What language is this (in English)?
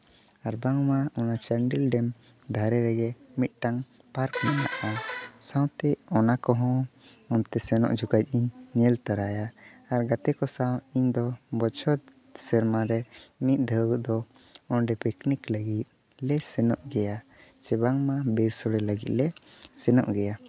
Santali